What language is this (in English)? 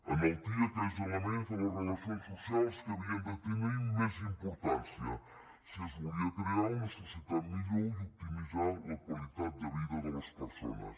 Catalan